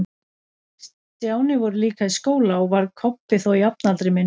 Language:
Icelandic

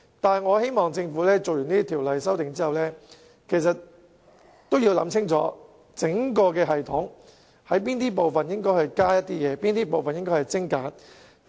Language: Cantonese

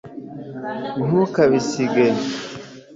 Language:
Kinyarwanda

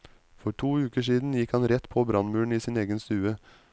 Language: Norwegian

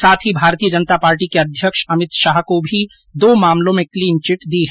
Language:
Hindi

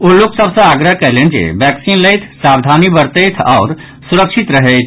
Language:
Maithili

